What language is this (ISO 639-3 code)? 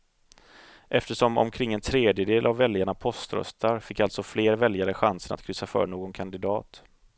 swe